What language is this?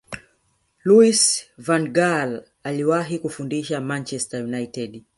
Swahili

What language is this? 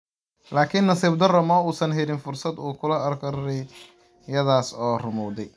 Somali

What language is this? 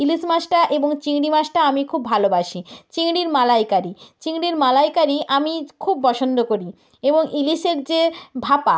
Bangla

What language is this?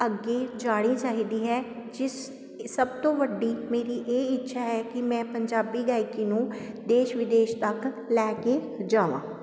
Punjabi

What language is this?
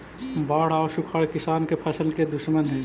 Magahi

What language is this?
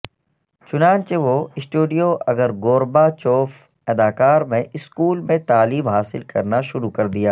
Urdu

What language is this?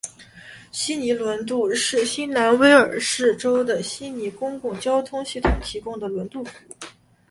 Chinese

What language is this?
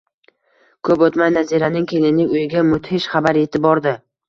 Uzbek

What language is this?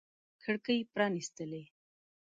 Pashto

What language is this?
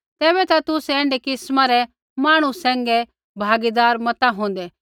Kullu Pahari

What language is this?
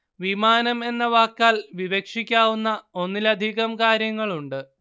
Malayalam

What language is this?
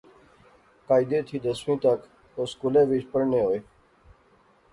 Pahari-Potwari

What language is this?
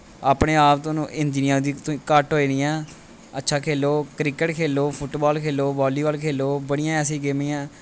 Dogri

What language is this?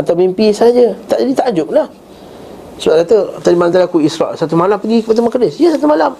Malay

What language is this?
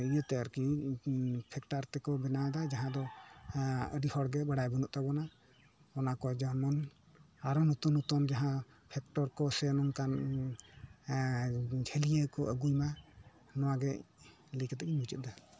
Santali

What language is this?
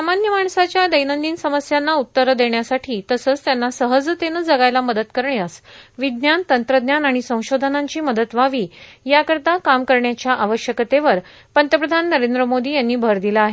Marathi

